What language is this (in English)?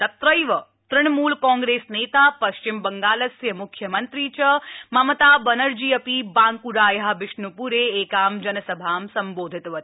Sanskrit